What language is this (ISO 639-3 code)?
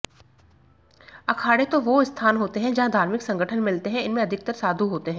hin